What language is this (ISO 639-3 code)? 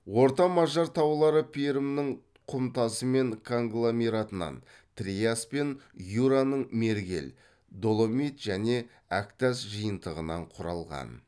kaz